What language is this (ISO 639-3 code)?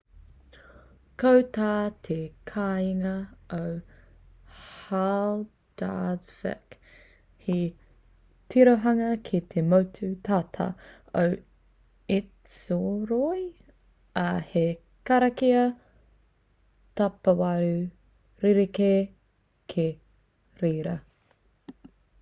mri